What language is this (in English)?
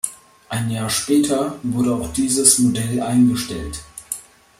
German